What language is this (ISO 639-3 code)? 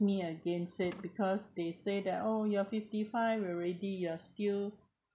eng